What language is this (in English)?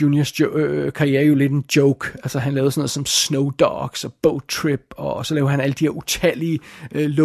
Danish